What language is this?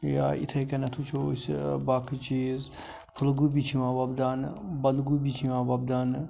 Kashmiri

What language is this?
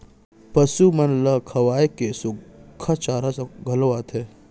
Chhattisgarhi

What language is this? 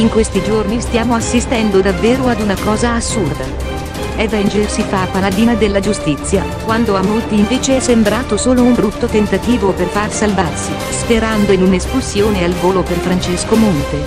Italian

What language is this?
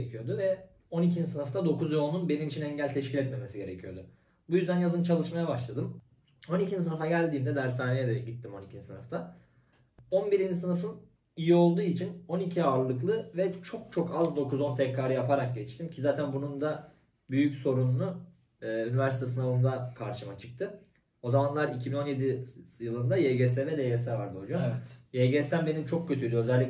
Turkish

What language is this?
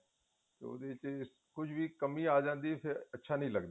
Punjabi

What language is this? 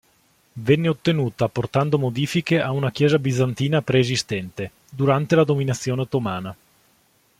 Italian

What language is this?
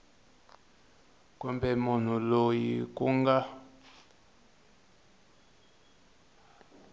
Tsonga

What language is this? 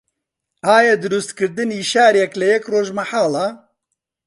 Central Kurdish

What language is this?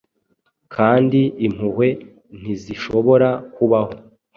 Kinyarwanda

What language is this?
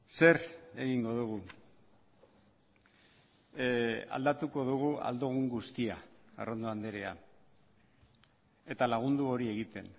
Basque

